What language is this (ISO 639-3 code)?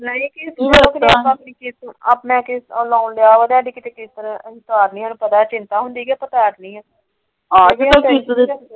pan